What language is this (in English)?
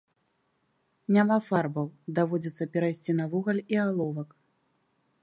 Belarusian